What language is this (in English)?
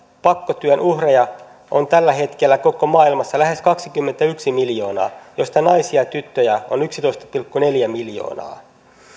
Finnish